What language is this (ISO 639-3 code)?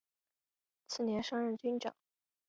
zho